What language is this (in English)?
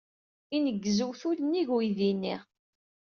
Kabyle